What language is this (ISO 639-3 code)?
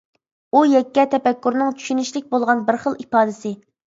uig